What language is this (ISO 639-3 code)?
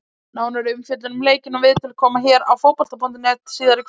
isl